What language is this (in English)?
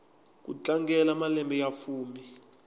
Tsonga